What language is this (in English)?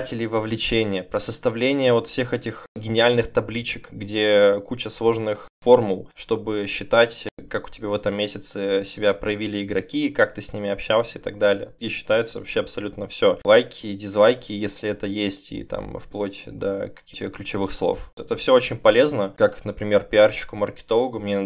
Russian